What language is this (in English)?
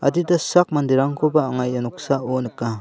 Garo